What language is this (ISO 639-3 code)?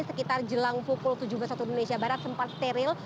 ind